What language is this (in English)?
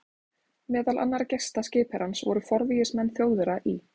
Icelandic